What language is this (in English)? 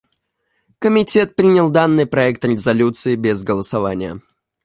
Russian